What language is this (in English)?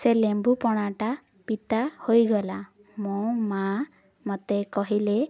Odia